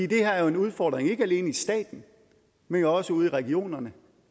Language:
Danish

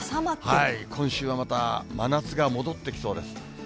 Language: Japanese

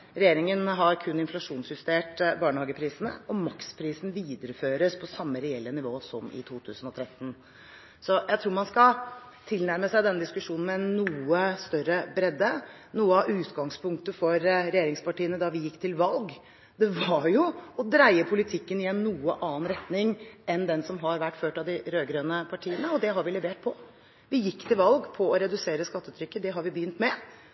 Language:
Norwegian Bokmål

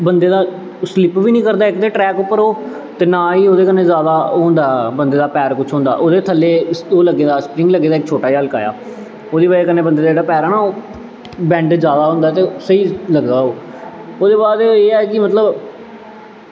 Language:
Dogri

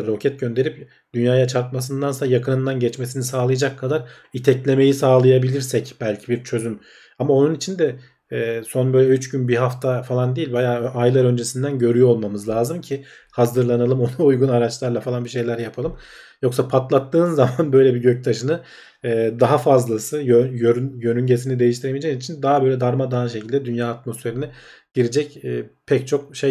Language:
Turkish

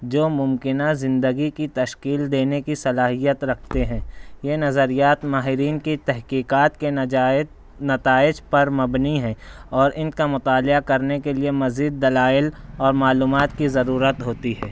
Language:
Urdu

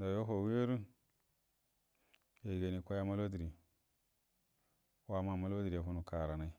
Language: Buduma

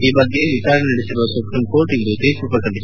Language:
Kannada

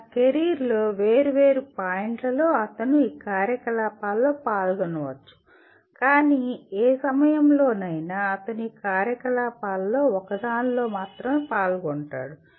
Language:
Telugu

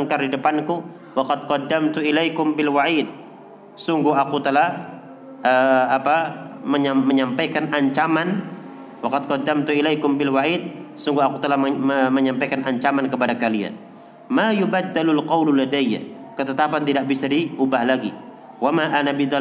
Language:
Indonesian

